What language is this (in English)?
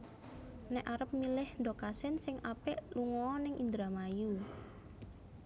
Javanese